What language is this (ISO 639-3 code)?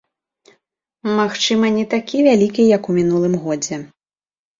bel